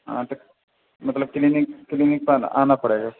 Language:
Urdu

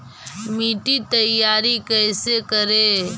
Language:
Magahi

